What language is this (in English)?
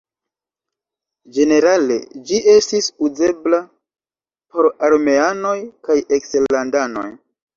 Esperanto